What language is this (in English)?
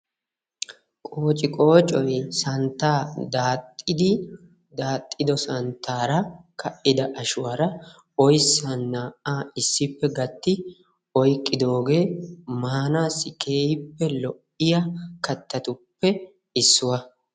Wolaytta